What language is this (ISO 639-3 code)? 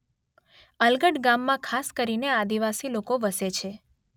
guj